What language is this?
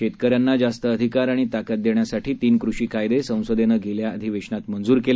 Marathi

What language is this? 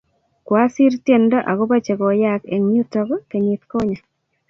Kalenjin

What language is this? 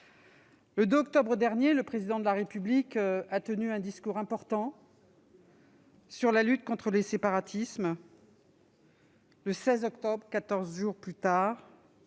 French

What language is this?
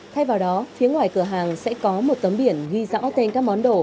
Vietnamese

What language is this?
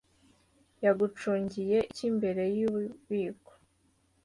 Kinyarwanda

